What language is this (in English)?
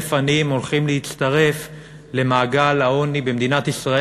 Hebrew